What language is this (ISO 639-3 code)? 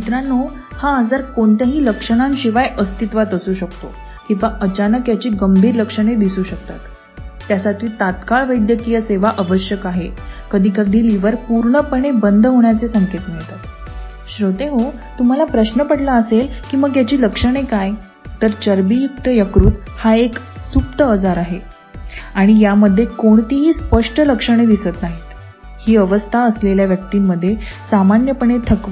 mar